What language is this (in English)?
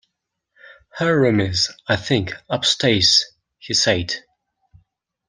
English